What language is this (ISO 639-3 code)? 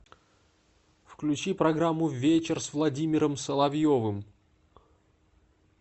rus